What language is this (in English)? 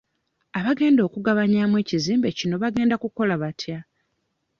Ganda